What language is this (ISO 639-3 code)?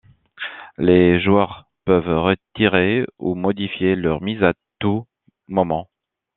fra